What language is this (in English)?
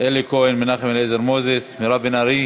Hebrew